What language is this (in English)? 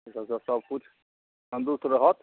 Maithili